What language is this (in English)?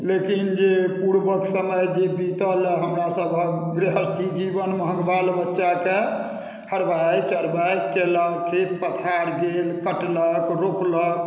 Maithili